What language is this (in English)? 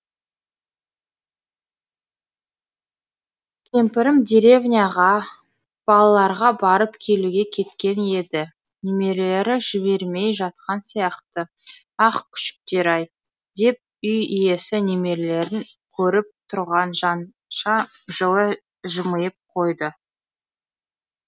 Kazakh